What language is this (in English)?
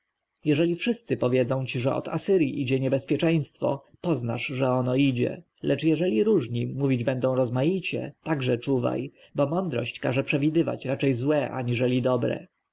Polish